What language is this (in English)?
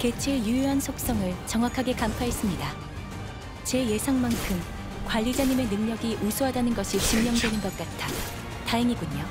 Korean